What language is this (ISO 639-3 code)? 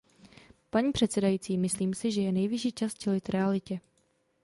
ces